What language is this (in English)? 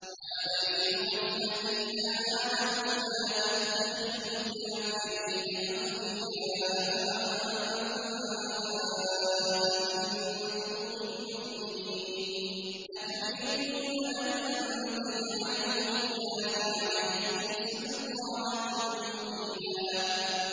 Arabic